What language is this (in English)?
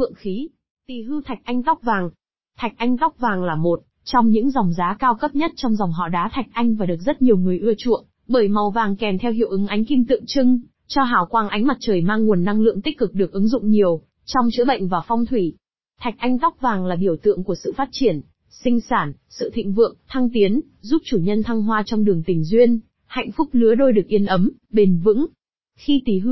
Vietnamese